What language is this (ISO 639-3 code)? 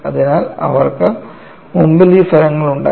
mal